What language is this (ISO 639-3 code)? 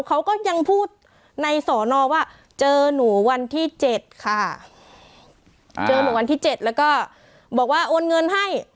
tha